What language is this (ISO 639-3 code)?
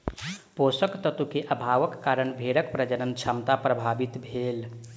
mai